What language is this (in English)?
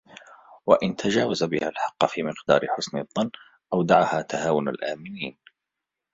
Arabic